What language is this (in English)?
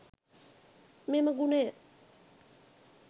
Sinhala